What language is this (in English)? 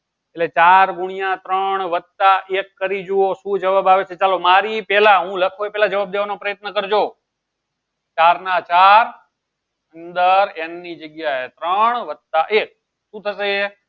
Gujarati